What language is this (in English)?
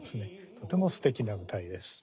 Japanese